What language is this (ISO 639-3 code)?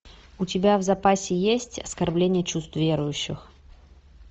rus